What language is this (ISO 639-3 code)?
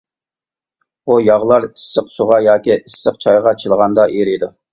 uig